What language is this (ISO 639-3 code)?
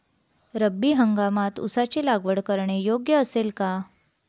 mar